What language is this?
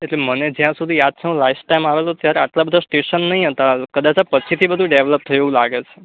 Gujarati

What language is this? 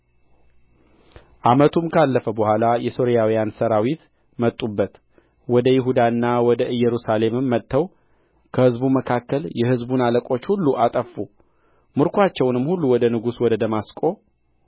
Amharic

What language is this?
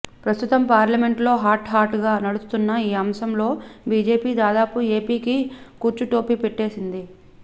Telugu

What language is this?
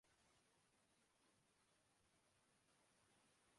Urdu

